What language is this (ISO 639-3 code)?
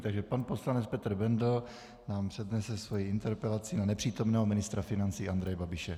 ces